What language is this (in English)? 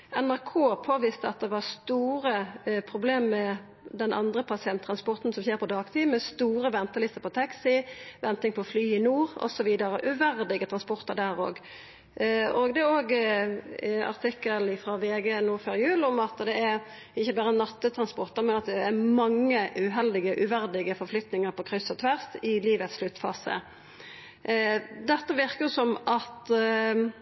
Norwegian Nynorsk